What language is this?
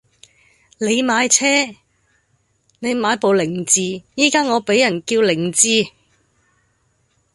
Cantonese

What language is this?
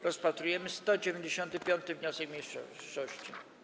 Polish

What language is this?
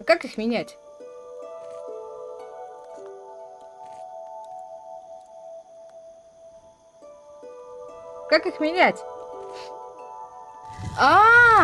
Russian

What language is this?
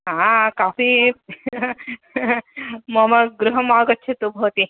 Sanskrit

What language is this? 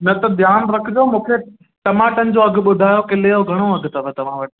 Sindhi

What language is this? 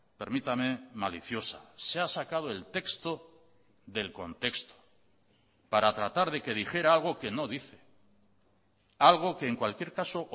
Spanish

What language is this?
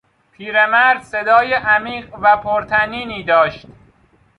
Persian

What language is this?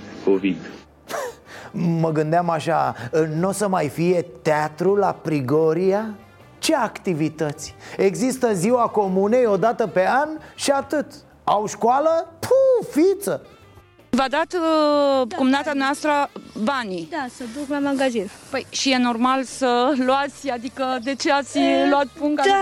Romanian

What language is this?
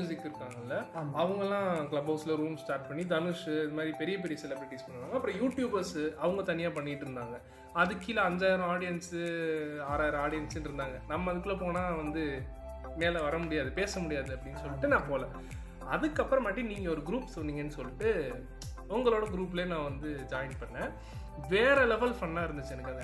Tamil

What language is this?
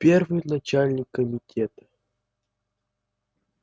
Russian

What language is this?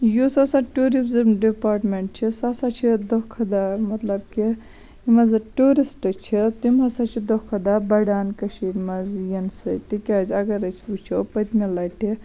Kashmiri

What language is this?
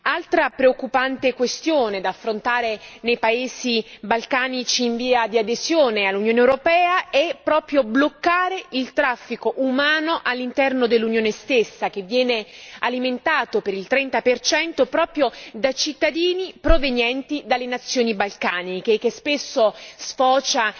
Italian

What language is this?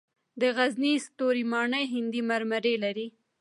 Pashto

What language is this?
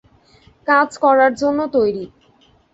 Bangla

